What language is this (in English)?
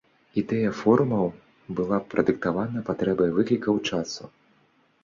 Belarusian